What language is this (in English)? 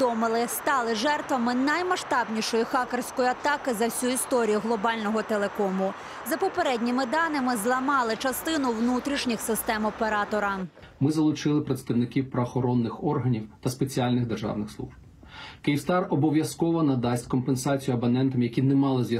Ukrainian